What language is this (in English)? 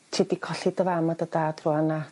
Welsh